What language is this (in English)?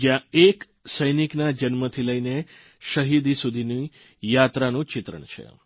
Gujarati